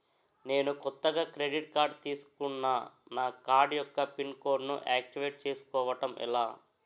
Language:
Telugu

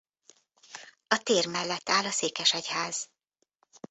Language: Hungarian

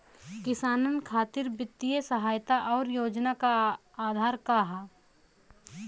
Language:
Bhojpuri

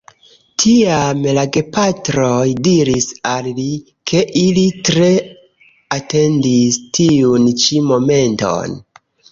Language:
Esperanto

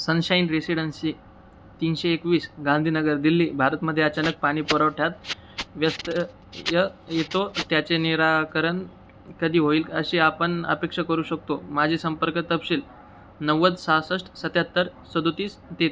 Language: Marathi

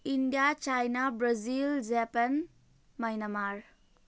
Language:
Nepali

